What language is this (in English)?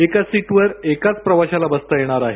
Marathi